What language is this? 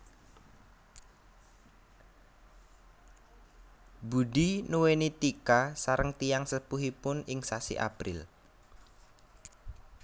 Javanese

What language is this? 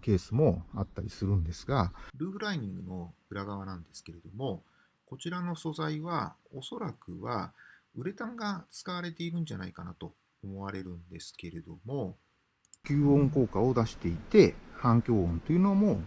Japanese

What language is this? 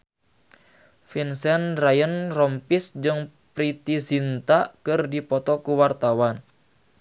Sundanese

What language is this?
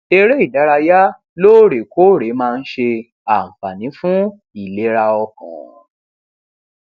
Yoruba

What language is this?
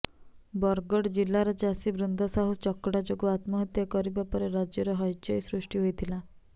Odia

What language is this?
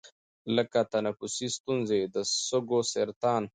Pashto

